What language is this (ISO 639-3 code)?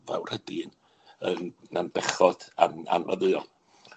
cym